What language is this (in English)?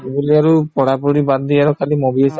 Assamese